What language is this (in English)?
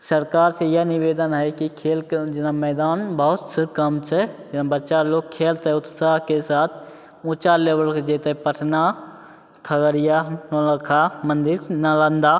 Maithili